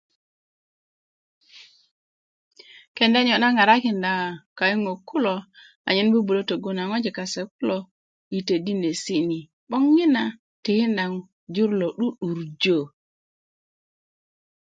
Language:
Kuku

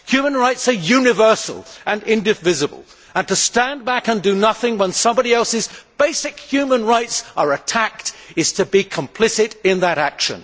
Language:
English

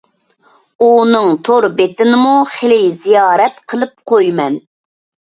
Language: Uyghur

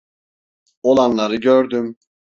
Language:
Turkish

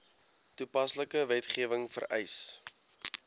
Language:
Afrikaans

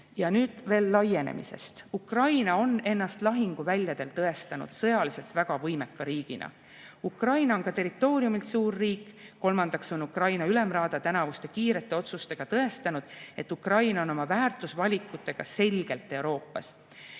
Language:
Estonian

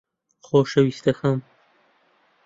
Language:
Central Kurdish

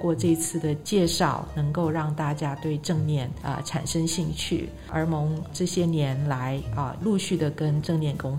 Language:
Chinese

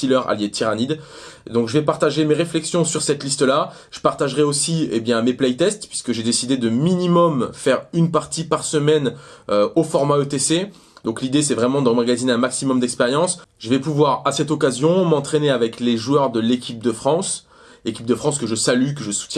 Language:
French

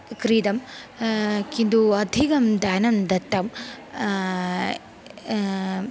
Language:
Sanskrit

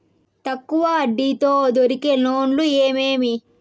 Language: Telugu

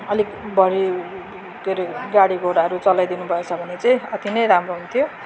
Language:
Nepali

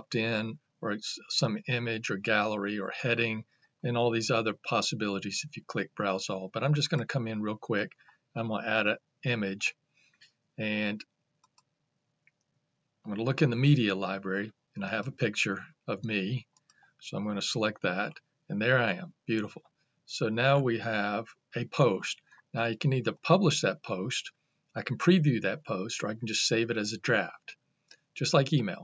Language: English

